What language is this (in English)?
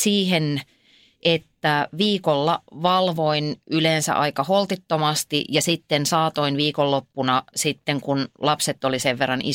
Finnish